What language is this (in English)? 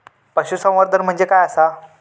Marathi